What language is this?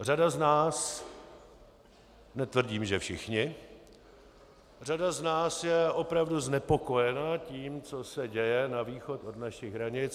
Czech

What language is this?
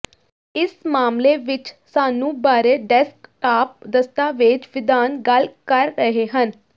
Punjabi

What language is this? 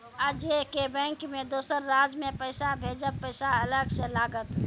Maithili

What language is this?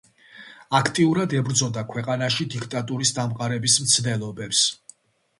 Georgian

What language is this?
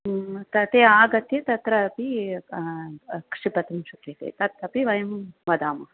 Sanskrit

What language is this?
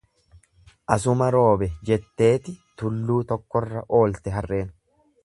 Oromo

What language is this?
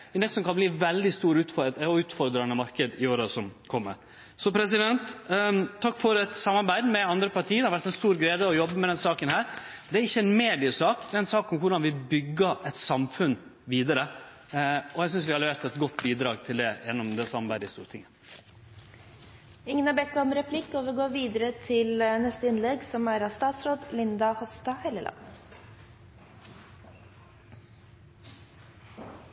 Norwegian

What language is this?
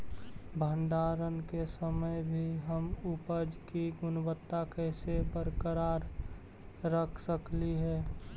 Magahi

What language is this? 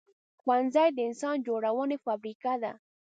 Pashto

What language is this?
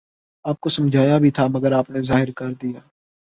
Urdu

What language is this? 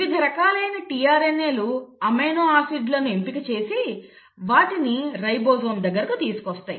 Telugu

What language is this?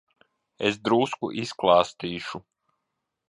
Latvian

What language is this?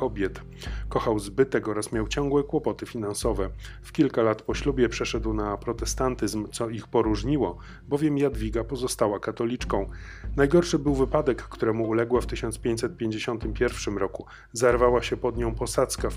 Polish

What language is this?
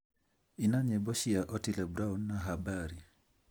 Kikuyu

